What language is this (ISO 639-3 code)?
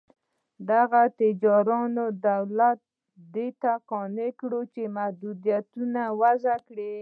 pus